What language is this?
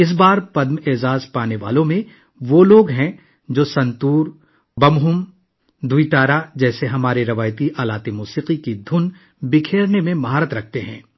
Urdu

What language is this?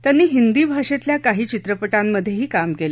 Marathi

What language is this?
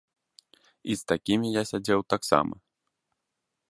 Belarusian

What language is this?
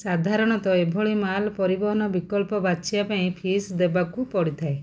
Odia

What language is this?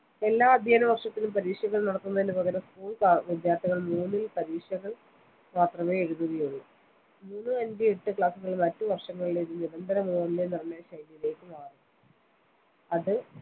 Malayalam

